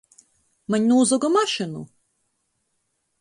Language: Latgalian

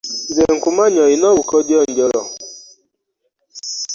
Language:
Ganda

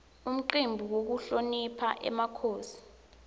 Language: Swati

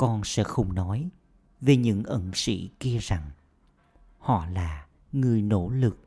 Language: Vietnamese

